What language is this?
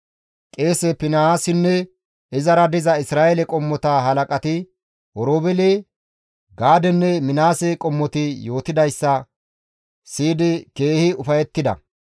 Gamo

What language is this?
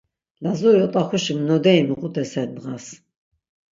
Laz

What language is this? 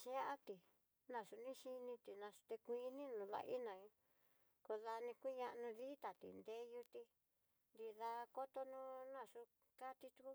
Tidaá Mixtec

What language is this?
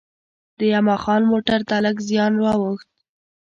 Pashto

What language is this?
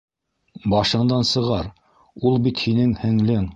Bashkir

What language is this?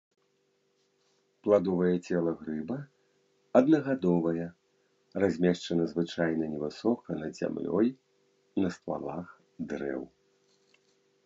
Belarusian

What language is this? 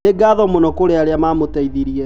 Kikuyu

